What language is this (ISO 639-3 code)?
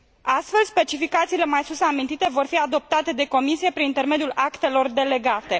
ron